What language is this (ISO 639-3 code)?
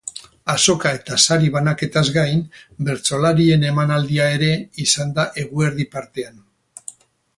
eus